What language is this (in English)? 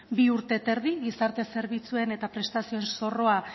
Basque